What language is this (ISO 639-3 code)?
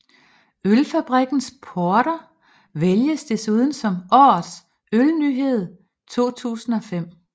dan